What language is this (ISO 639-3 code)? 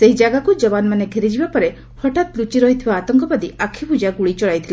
ori